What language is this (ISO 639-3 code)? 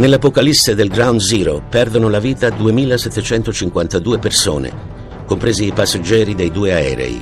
ita